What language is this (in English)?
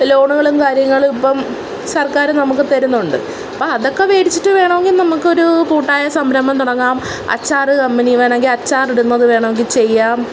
Malayalam